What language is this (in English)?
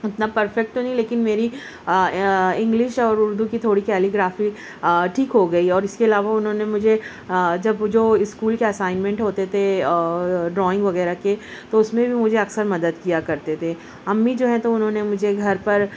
Urdu